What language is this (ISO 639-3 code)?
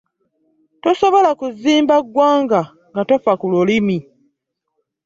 lug